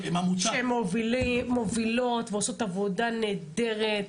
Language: Hebrew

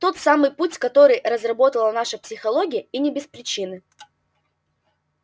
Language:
Russian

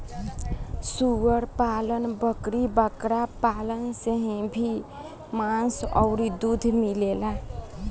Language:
Bhojpuri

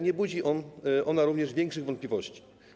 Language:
Polish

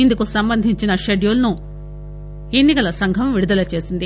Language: Telugu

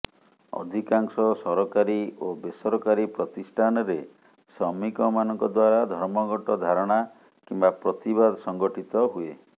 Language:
Odia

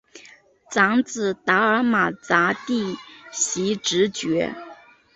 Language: Chinese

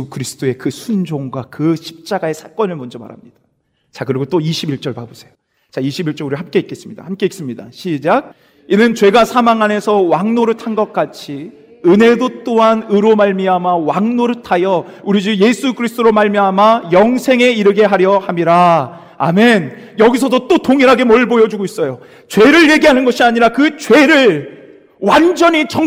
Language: Korean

